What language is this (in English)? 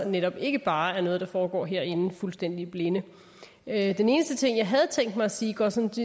Danish